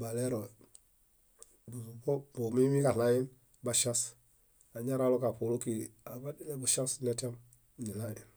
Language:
Bayot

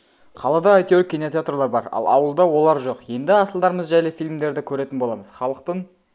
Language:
Kazakh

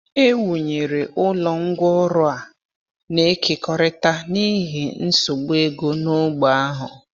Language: Igbo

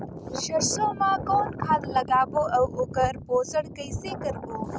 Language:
Chhattisgarhi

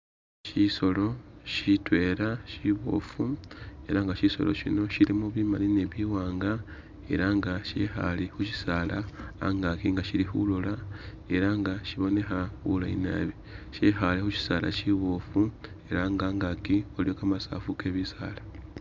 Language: Masaaba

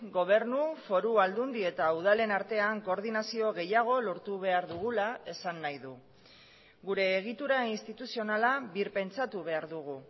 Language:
Basque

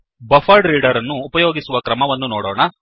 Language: Kannada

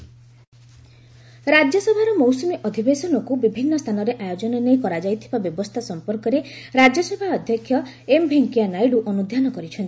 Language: Odia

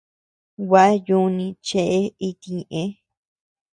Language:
Tepeuxila Cuicatec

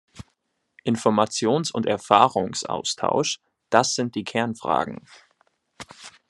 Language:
German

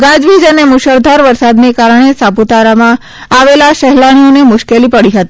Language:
Gujarati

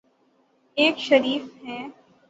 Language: Urdu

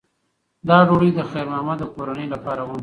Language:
Pashto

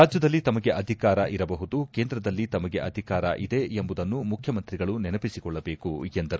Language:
Kannada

